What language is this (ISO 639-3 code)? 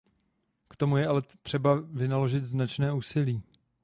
ces